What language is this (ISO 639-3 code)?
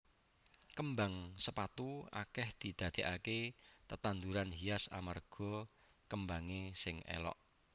jav